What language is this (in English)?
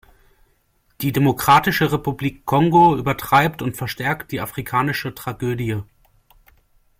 German